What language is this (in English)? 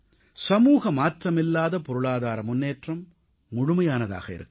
Tamil